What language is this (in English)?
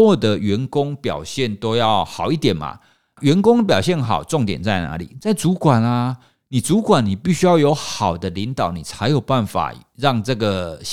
Chinese